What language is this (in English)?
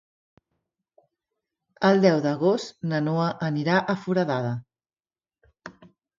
Catalan